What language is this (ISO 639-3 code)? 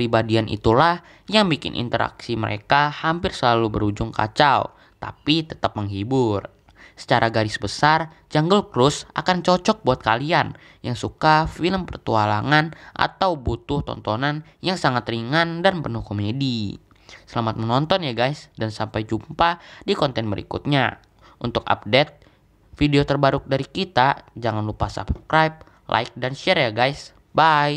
ind